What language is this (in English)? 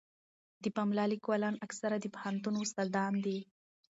Pashto